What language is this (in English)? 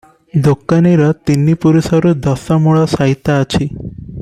Odia